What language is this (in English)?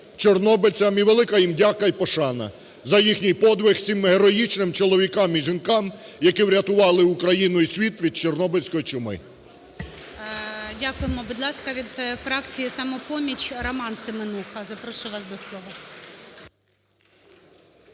Ukrainian